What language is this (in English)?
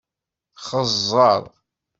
Kabyle